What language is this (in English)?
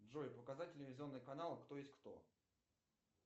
Russian